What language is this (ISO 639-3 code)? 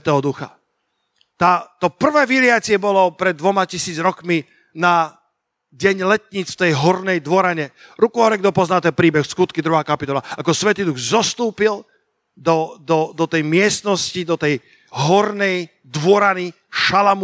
slk